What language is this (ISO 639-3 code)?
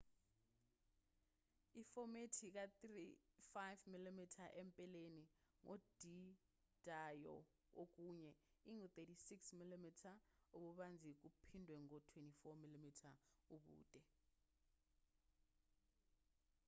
zul